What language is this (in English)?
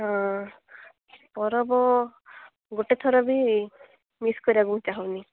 Odia